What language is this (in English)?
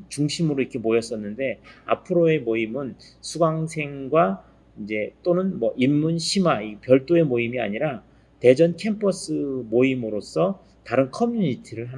Korean